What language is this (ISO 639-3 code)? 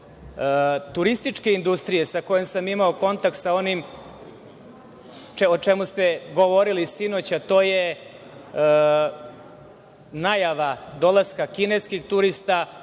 srp